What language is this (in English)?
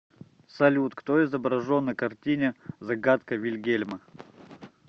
Russian